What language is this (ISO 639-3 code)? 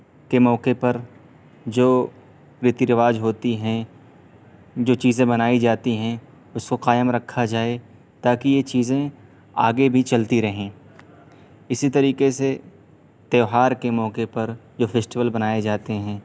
urd